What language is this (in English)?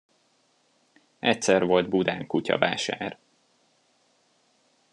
Hungarian